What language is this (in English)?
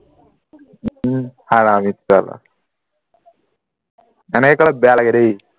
Assamese